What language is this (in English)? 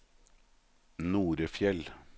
Norwegian